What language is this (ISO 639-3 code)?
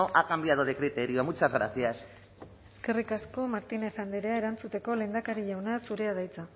eus